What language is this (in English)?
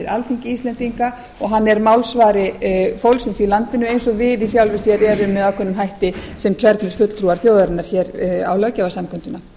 Icelandic